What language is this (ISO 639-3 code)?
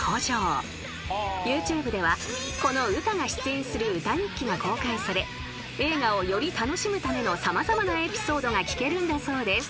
jpn